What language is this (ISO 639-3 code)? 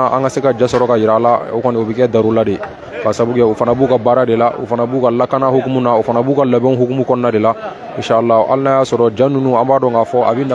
fra